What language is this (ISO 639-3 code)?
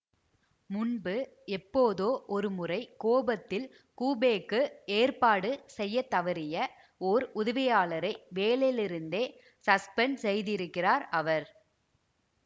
tam